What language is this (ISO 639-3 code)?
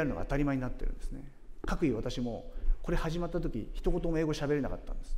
jpn